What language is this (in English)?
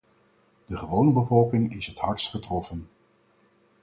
Dutch